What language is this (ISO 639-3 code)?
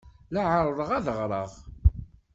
kab